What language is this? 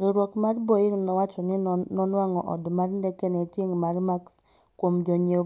Luo (Kenya and Tanzania)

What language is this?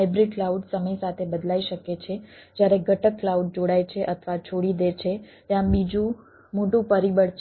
Gujarati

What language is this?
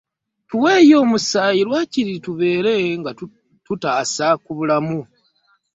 Ganda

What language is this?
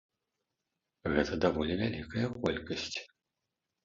Belarusian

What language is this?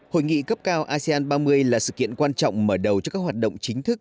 Vietnamese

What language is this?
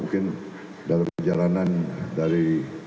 Indonesian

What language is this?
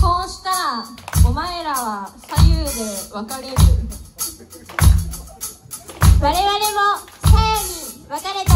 Japanese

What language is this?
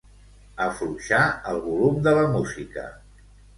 Catalan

